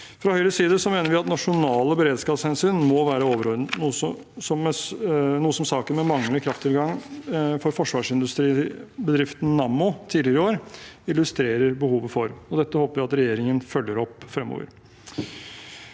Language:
Norwegian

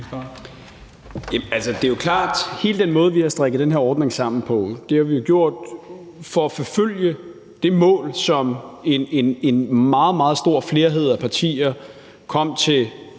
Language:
Danish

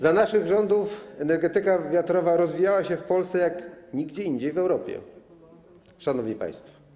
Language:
Polish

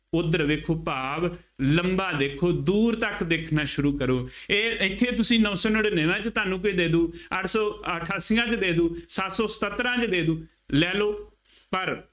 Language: Punjabi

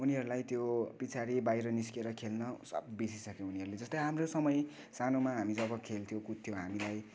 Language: Nepali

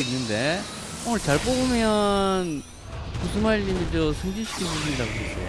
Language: Korean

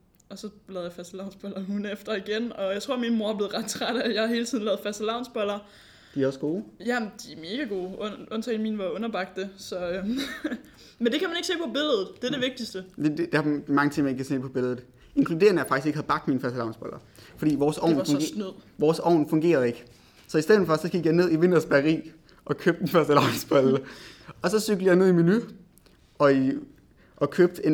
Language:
Danish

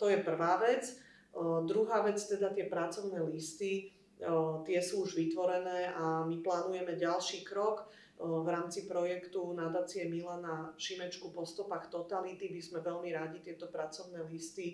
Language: Slovak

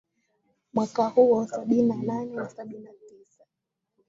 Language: Swahili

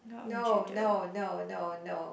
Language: English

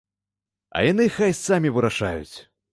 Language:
Belarusian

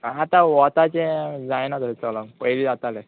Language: Konkani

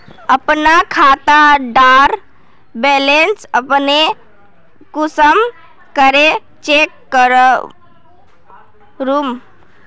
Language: Magahi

